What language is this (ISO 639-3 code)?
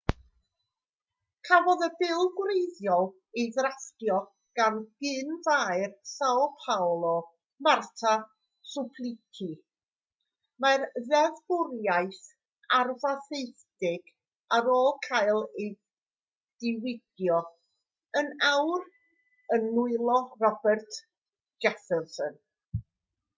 cym